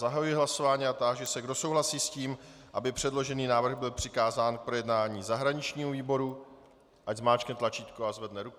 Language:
Czech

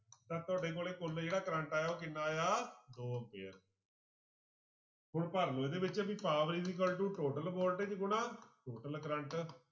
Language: Punjabi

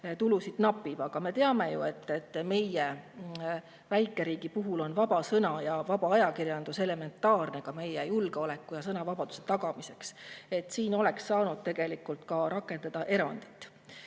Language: Estonian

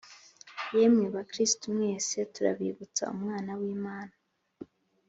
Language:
Kinyarwanda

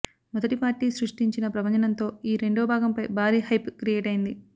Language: Telugu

